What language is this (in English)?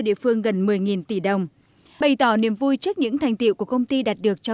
Vietnamese